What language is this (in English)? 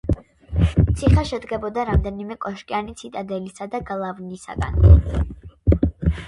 Georgian